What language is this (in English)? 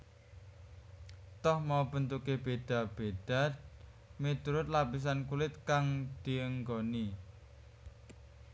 Javanese